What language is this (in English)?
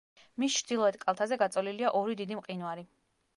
Georgian